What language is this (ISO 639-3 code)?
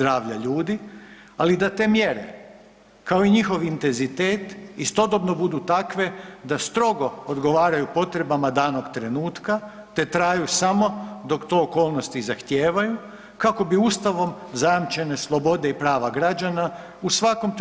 hrv